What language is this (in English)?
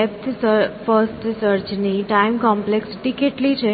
Gujarati